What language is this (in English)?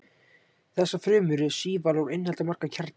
Icelandic